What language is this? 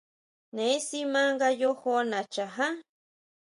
Huautla Mazatec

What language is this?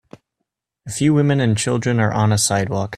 English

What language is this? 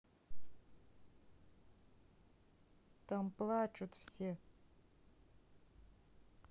Russian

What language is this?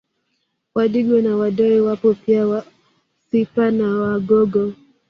Swahili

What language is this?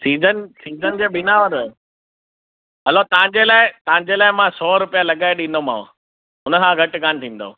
Sindhi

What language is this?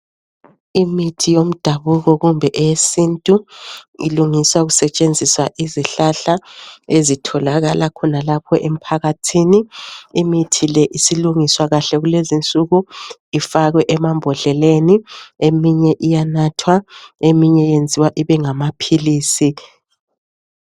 North Ndebele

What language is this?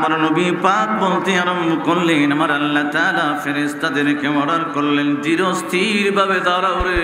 Arabic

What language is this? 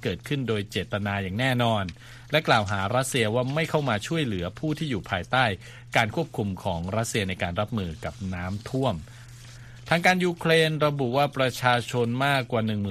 Thai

